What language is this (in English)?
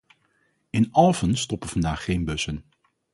Dutch